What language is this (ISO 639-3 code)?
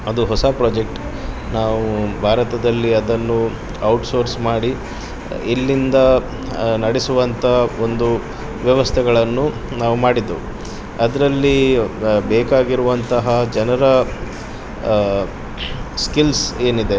kan